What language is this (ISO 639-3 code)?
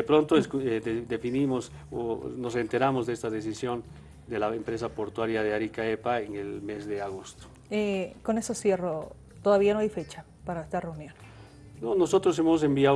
spa